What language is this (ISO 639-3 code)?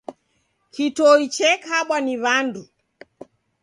dav